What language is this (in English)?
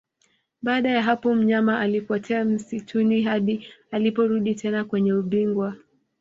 Swahili